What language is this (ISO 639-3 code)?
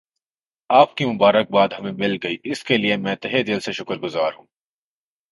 urd